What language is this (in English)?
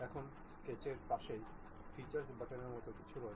Bangla